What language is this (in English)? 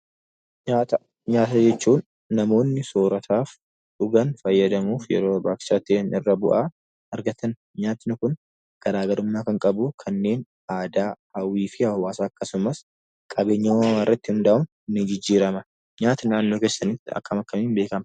Oromo